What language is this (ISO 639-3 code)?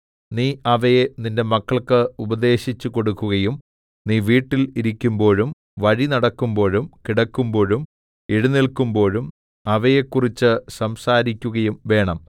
mal